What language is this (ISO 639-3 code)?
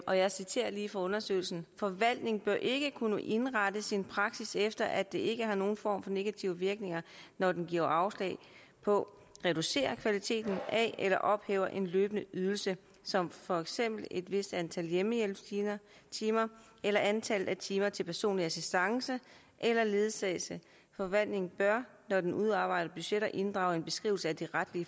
dan